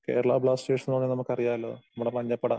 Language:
Malayalam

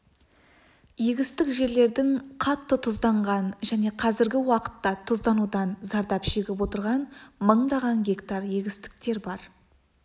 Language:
Kazakh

